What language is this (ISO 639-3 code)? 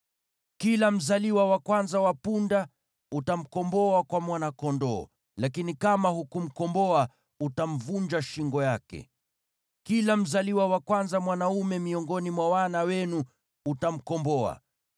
swa